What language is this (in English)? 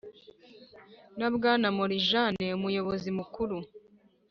Kinyarwanda